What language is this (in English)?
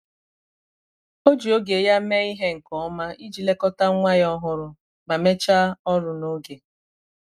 Igbo